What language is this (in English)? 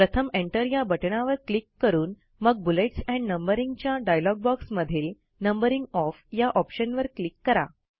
Marathi